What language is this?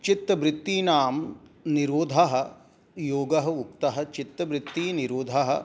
Sanskrit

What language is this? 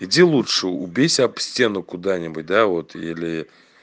Russian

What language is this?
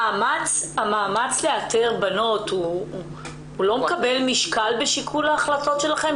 Hebrew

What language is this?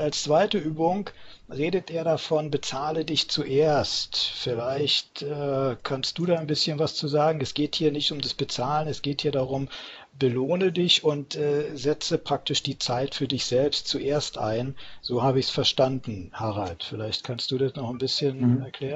German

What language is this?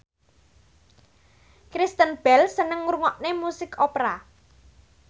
Javanese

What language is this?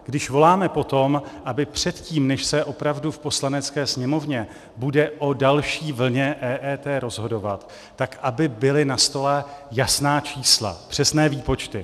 Czech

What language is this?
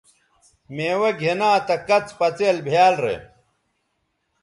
Bateri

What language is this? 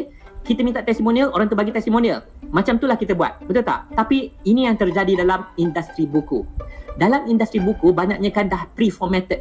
Malay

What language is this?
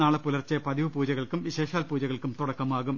Malayalam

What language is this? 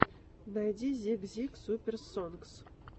Russian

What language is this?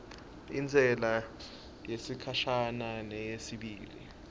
Swati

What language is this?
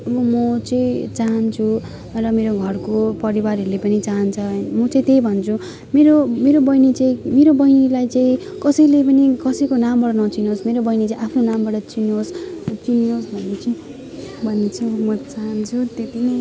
Nepali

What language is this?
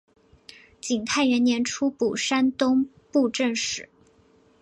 Chinese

